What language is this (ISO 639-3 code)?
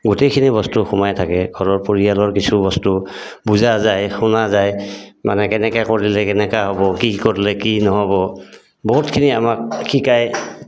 asm